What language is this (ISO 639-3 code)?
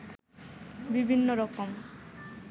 ben